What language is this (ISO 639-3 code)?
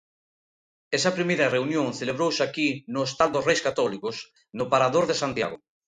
glg